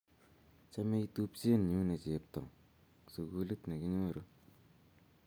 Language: Kalenjin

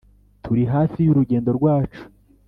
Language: Kinyarwanda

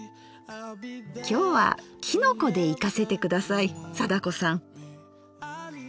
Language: Japanese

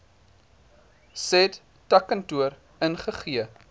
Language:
Afrikaans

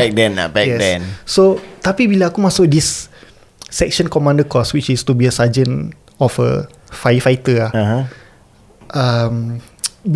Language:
Malay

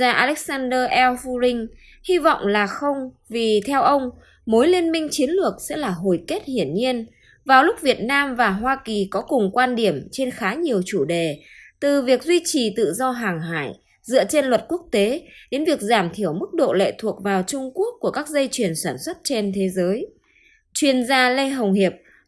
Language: Vietnamese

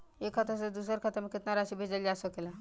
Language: Bhojpuri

